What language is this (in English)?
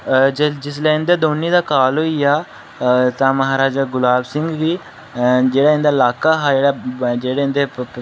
Dogri